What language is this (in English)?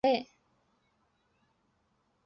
Chinese